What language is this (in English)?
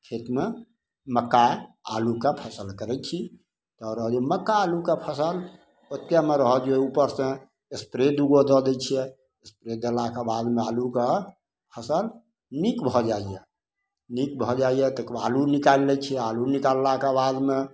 Maithili